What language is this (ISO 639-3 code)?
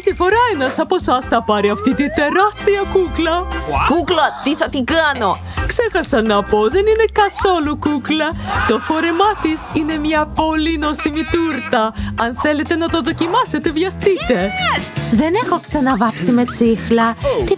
ell